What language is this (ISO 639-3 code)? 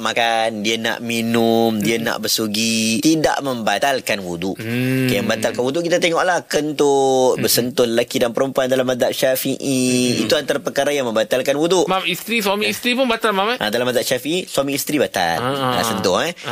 msa